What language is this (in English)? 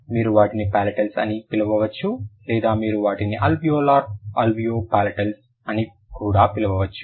Telugu